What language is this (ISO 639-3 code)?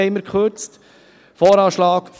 gsw